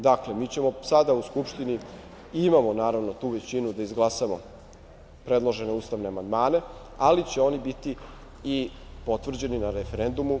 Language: Serbian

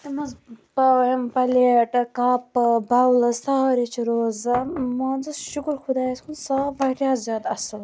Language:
Kashmiri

